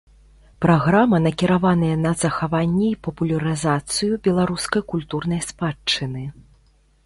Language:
Belarusian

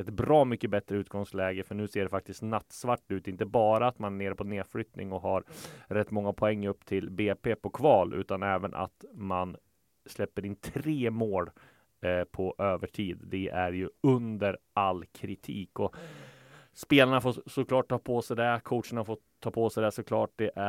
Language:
Swedish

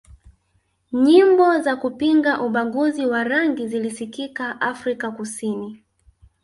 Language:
Swahili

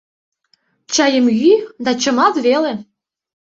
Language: Mari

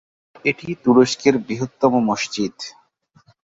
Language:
Bangla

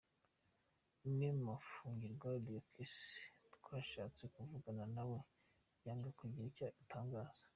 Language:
Kinyarwanda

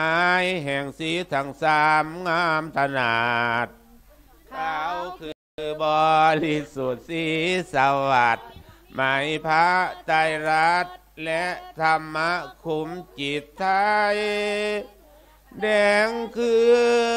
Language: Thai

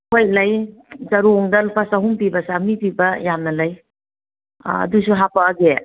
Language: Manipuri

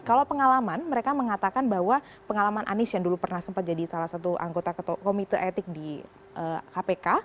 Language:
Indonesian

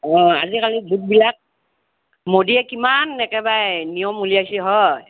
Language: Assamese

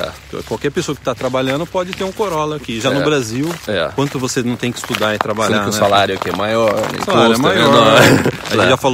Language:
Portuguese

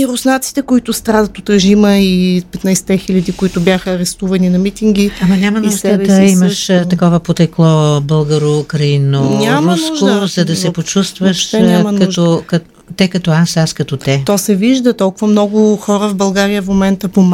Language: Bulgarian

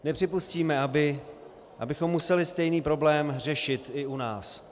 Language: Czech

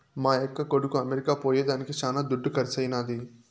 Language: Telugu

